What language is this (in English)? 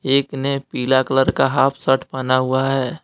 Hindi